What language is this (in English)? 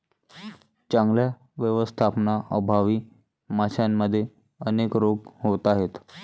Marathi